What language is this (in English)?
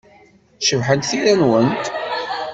Kabyle